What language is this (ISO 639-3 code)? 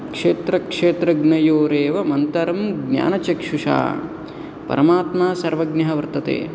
san